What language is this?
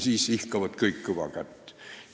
Estonian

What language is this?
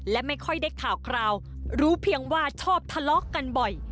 Thai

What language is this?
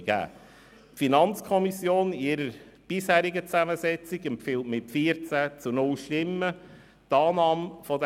Swiss German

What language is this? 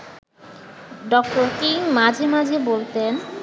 Bangla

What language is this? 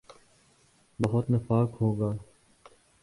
Urdu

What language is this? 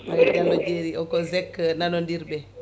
Fula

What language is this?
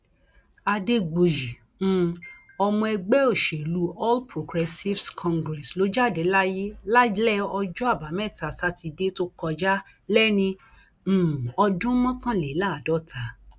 Yoruba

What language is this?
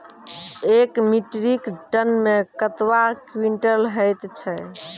Maithili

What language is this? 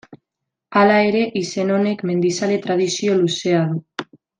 Basque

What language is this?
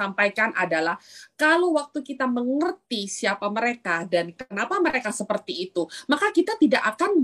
Indonesian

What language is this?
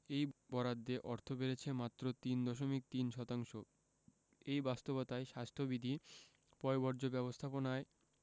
Bangla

